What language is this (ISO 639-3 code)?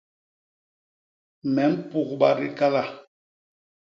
bas